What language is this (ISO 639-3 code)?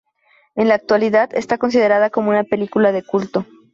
spa